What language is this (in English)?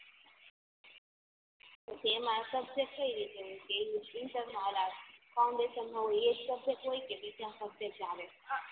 Gujarati